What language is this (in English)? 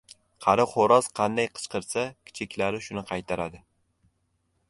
Uzbek